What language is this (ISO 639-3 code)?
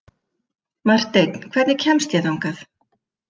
isl